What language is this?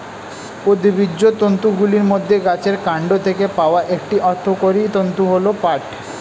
Bangla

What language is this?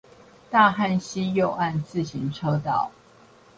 Chinese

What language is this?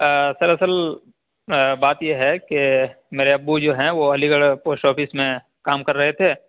Urdu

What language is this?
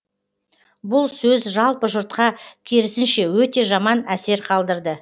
Kazakh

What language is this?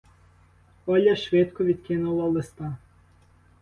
Ukrainian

